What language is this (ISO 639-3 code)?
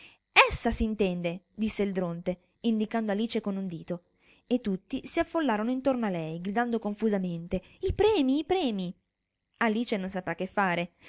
ita